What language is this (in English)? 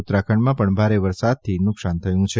Gujarati